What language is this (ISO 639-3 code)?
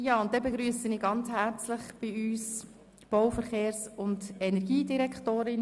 gsw